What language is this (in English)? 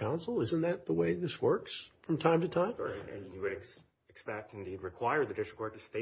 English